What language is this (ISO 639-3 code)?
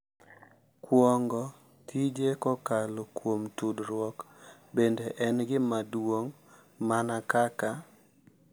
luo